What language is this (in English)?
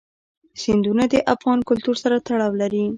Pashto